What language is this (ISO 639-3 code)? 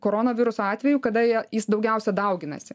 lit